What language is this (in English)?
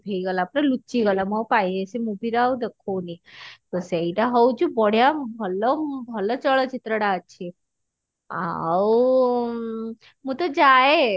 Odia